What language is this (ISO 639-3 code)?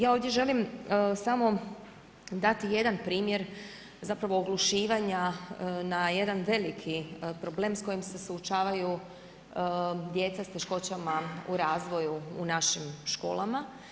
hrv